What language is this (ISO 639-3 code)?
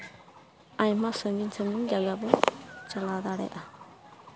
sat